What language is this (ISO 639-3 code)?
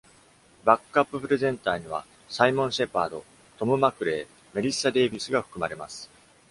jpn